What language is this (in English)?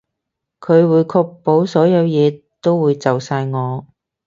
Cantonese